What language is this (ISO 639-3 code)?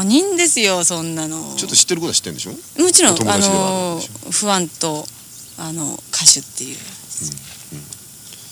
jpn